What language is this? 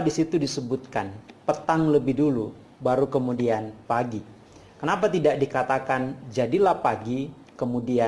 Indonesian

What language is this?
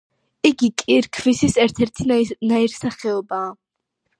Georgian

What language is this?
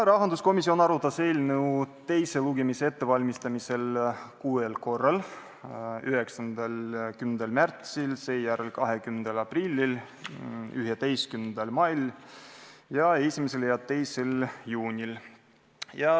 Estonian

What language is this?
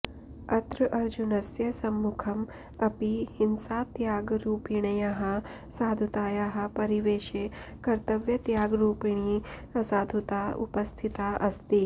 Sanskrit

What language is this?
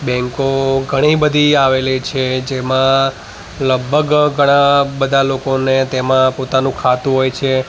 Gujarati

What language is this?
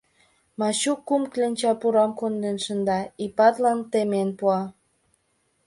Mari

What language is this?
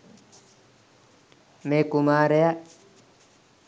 Sinhala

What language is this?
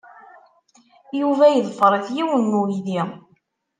Kabyle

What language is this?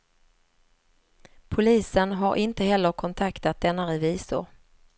Swedish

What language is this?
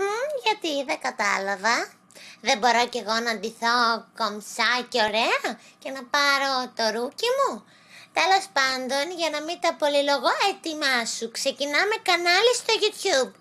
Greek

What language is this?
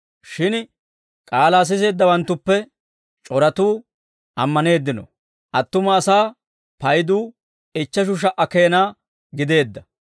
Dawro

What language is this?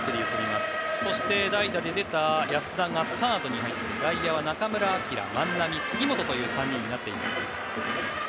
Japanese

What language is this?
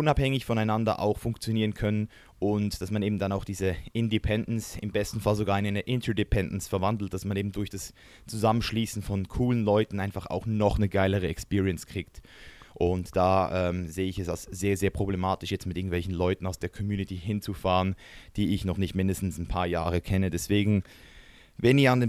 German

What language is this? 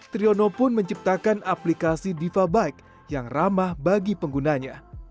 Indonesian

